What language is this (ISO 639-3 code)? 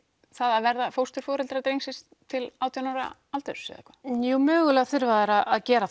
isl